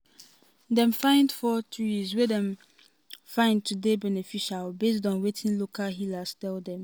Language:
Nigerian Pidgin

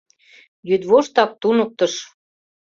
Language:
Mari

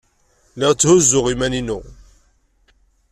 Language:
Kabyle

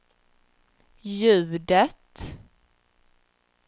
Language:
Swedish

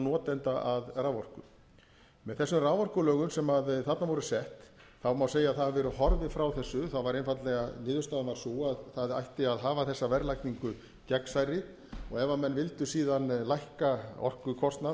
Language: Icelandic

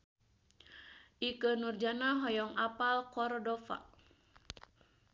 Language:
Sundanese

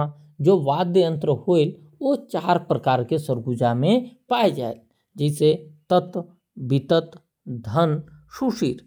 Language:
Korwa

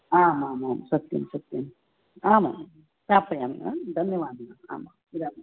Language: Sanskrit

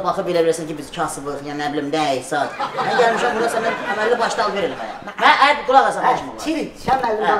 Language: Turkish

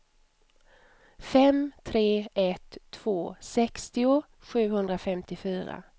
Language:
Swedish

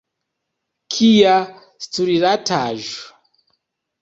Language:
Esperanto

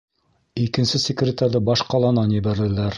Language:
Bashkir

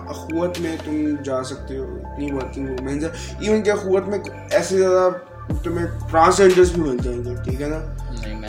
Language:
Urdu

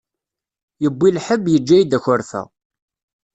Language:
Kabyle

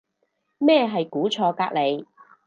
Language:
Cantonese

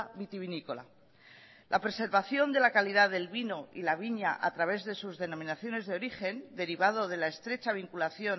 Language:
Spanish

